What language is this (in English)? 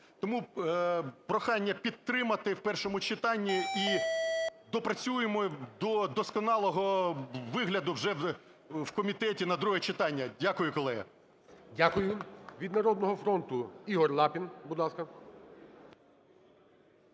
Ukrainian